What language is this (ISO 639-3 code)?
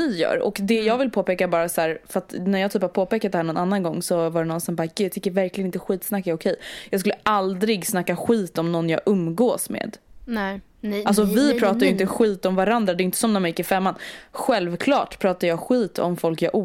swe